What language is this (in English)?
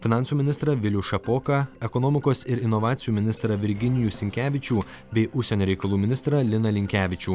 Lithuanian